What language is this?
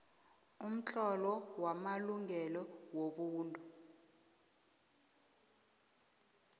South Ndebele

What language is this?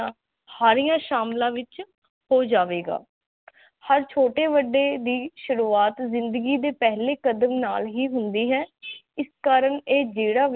Punjabi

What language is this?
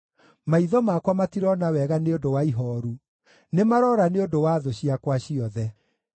Kikuyu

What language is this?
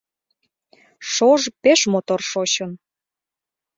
Mari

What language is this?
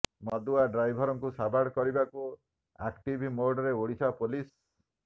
Odia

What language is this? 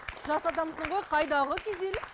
Kazakh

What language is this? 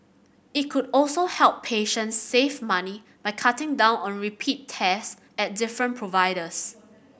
English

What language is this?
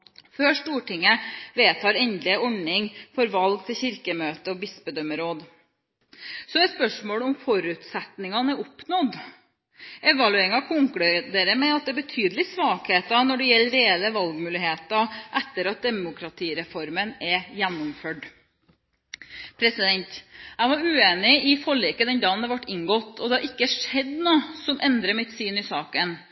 Norwegian Bokmål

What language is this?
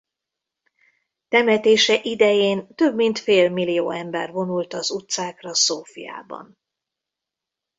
Hungarian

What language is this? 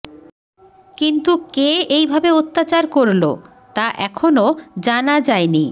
Bangla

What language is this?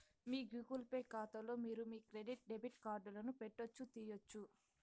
Telugu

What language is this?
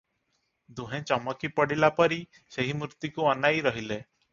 Odia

